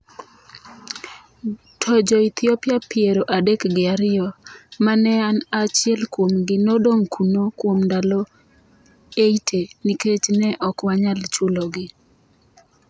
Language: Luo (Kenya and Tanzania)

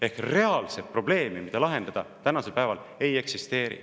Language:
Estonian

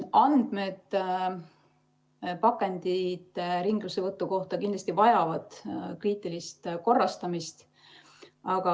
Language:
Estonian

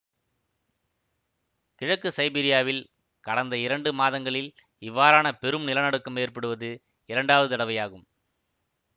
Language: Tamil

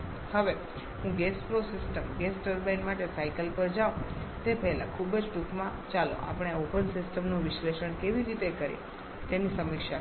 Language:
Gujarati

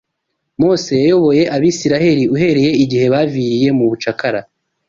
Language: Kinyarwanda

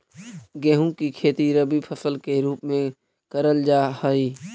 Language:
Magahi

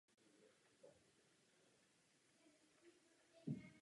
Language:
Czech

